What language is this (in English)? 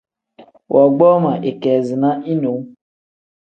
Tem